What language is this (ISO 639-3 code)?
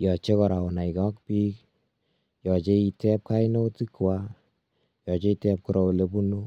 kln